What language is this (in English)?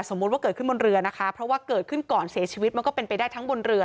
Thai